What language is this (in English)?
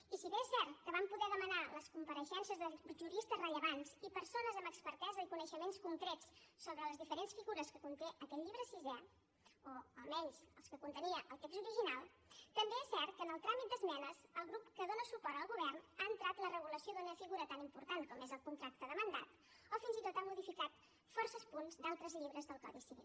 Catalan